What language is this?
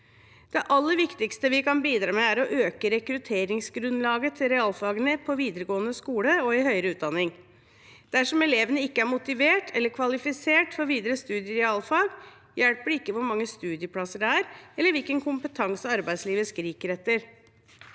Norwegian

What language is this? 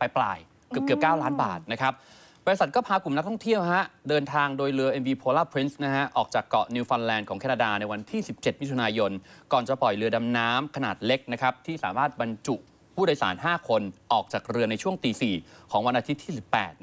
Thai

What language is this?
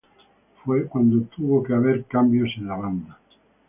Spanish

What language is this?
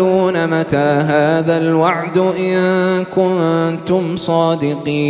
Arabic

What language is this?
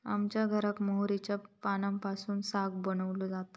Marathi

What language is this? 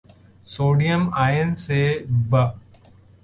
Urdu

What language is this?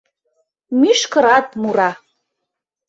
Mari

